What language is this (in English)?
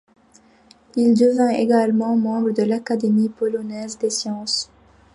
French